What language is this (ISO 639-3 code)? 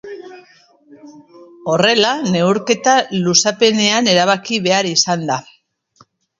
eus